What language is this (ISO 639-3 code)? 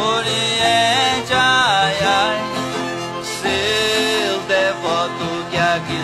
spa